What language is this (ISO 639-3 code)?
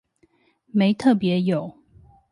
zho